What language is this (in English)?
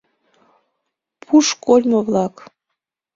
Mari